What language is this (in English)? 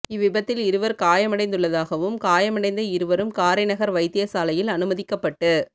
Tamil